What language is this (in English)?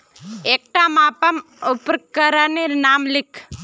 Magahi